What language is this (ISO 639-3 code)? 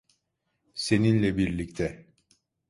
tur